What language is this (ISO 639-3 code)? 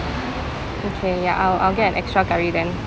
eng